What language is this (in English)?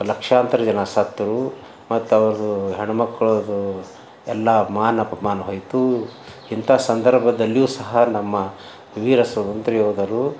Kannada